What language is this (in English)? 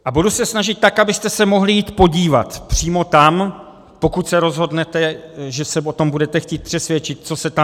Czech